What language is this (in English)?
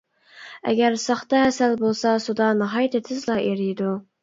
Uyghur